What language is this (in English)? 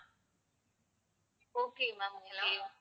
Tamil